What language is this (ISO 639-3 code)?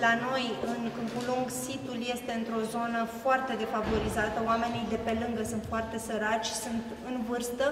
ron